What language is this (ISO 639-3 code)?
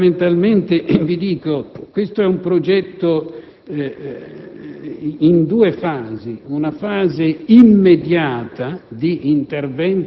ita